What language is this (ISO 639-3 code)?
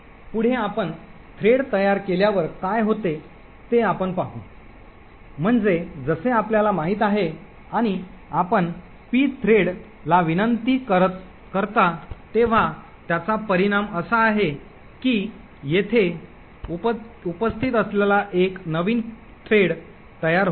mar